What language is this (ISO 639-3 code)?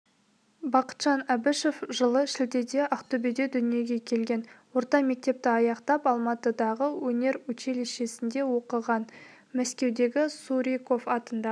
kaz